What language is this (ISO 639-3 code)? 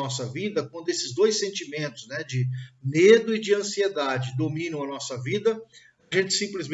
por